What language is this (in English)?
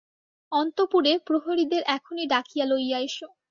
Bangla